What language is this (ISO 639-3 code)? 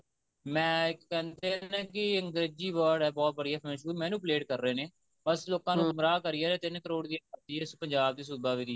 pan